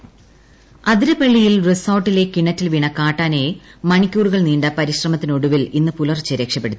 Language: Malayalam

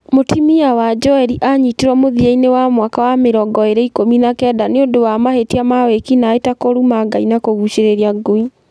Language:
Kikuyu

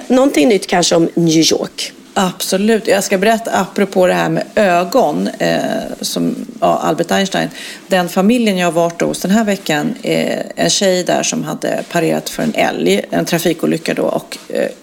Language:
Swedish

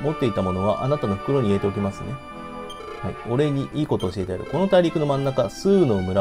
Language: Japanese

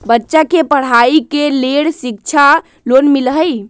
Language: Magahi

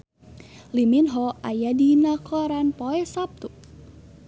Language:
Sundanese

